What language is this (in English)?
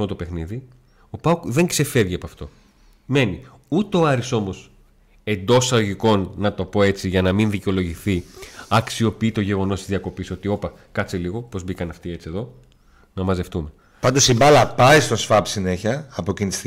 Greek